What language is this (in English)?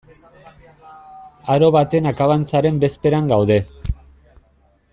Basque